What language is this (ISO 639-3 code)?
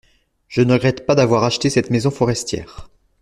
fra